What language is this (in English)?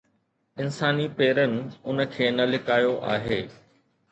Sindhi